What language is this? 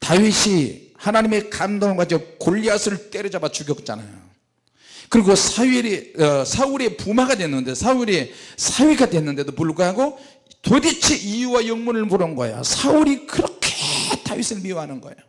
Korean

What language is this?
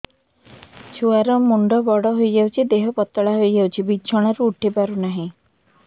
Odia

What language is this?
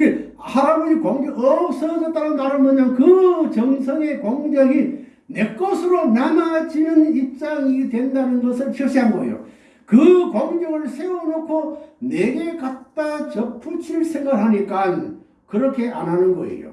Korean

